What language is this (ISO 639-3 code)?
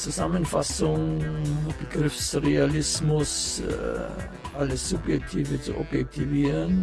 deu